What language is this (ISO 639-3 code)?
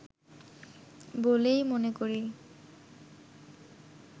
ben